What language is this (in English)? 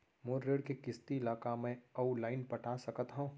Chhattisgarhi